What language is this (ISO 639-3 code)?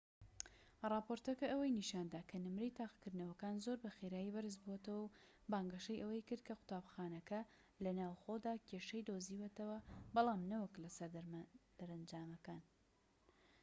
ckb